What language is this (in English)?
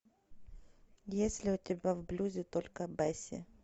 Russian